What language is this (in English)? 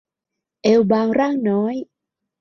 Thai